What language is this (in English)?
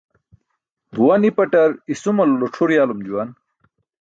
Burushaski